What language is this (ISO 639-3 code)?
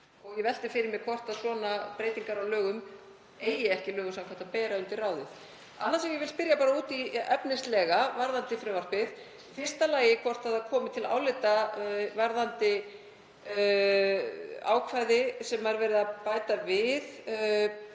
isl